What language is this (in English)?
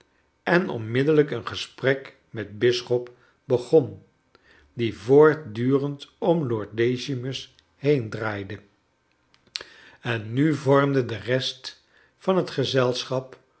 Dutch